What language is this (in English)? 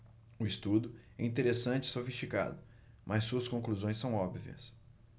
Portuguese